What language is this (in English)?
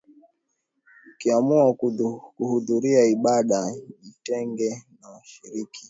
Swahili